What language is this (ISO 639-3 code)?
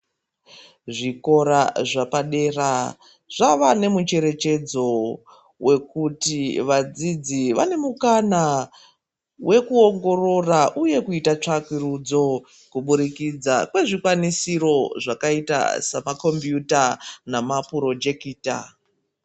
ndc